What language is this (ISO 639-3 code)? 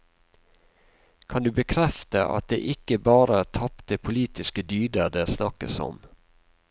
nor